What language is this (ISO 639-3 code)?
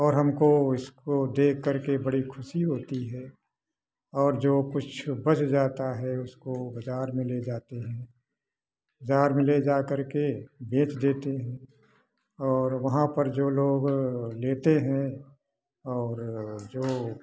hin